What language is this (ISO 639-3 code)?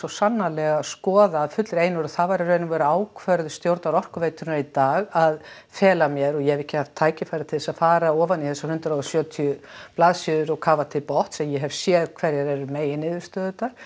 isl